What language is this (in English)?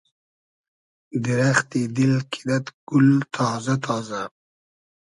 Hazaragi